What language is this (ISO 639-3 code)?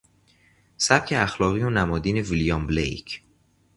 fas